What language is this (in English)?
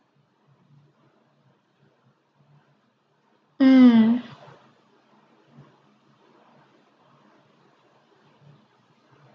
English